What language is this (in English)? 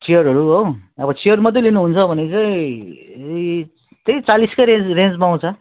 Nepali